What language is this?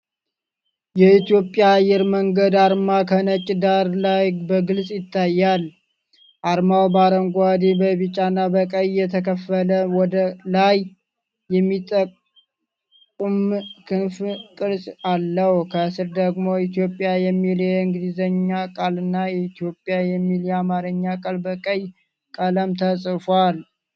Amharic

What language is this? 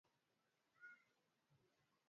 Swahili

